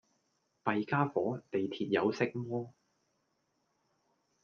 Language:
Cantonese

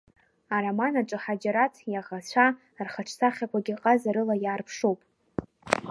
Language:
Abkhazian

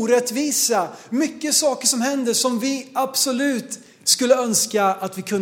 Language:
Swedish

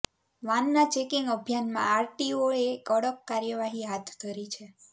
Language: Gujarati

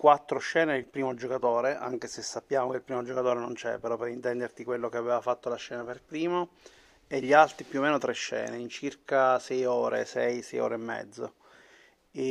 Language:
Italian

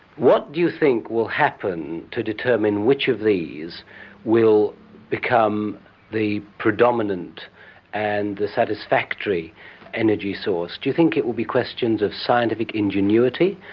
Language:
English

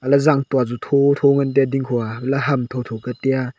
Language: Wancho Naga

